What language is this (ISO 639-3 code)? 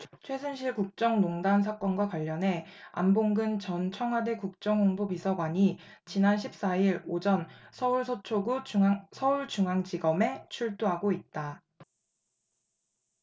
kor